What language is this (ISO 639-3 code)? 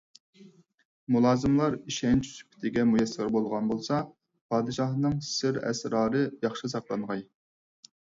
uig